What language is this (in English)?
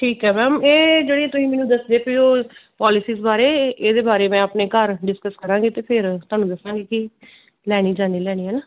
Punjabi